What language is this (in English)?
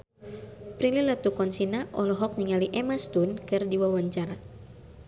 Sundanese